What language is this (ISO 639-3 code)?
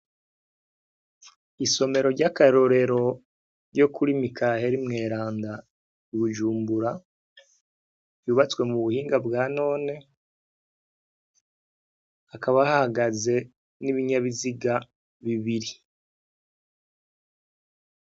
run